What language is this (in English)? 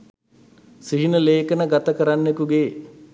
Sinhala